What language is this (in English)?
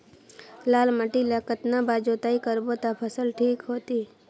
Chhattisgarhi